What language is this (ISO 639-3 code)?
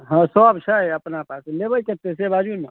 mai